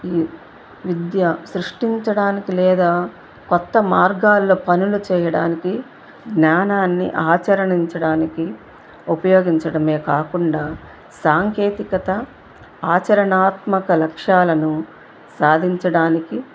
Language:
Telugu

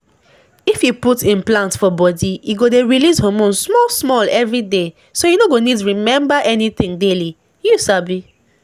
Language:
Nigerian Pidgin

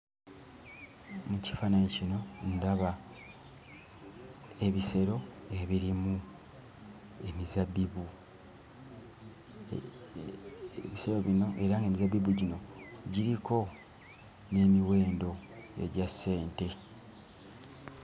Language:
Ganda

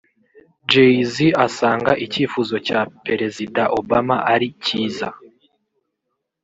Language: Kinyarwanda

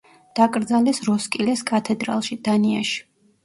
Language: Georgian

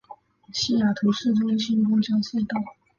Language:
Chinese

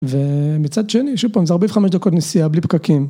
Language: Hebrew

